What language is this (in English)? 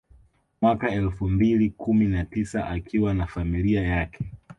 Swahili